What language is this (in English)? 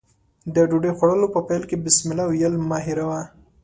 Pashto